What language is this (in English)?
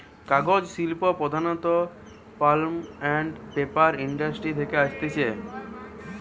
Bangla